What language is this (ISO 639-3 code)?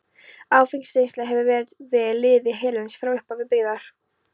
isl